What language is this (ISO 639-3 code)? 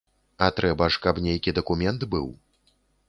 bel